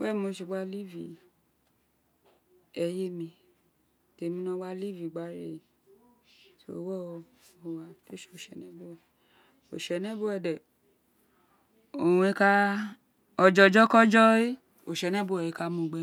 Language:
Isekiri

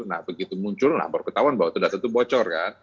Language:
Indonesian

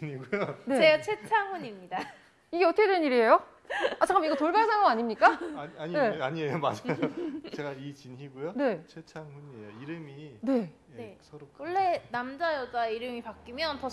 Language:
Korean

